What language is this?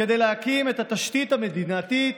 Hebrew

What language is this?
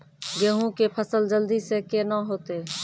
Maithili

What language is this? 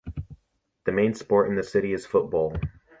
English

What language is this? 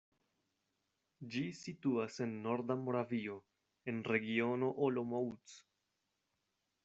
Esperanto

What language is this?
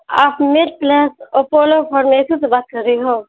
Urdu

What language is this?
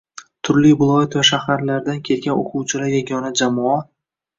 Uzbek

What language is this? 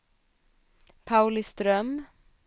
Swedish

